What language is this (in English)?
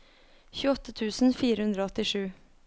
Norwegian